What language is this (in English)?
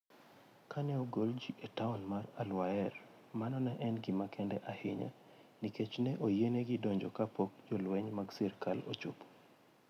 Luo (Kenya and Tanzania)